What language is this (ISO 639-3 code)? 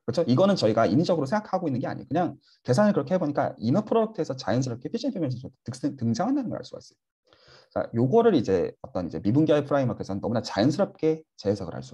kor